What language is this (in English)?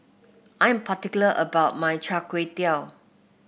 English